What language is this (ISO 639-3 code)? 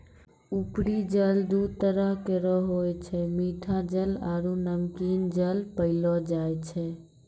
mai